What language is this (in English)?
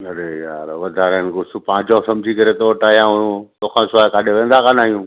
Sindhi